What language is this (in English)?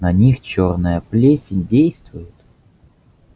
Russian